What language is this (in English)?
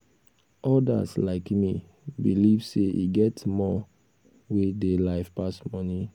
Nigerian Pidgin